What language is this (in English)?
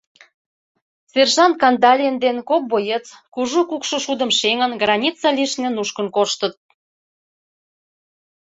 Mari